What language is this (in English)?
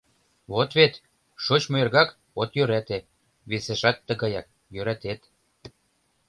Mari